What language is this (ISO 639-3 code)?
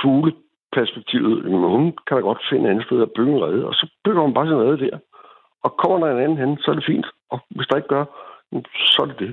dan